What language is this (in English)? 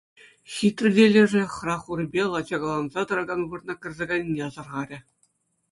Chuvash